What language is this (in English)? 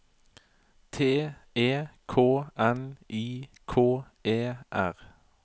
Norwegian